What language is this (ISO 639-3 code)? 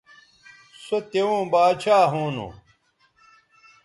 btv